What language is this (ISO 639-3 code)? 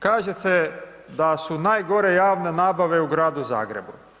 hrv